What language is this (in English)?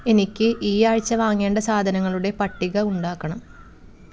Malayalam